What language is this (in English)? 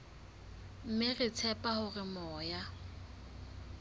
Southern Sotho